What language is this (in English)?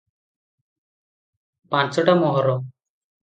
Odia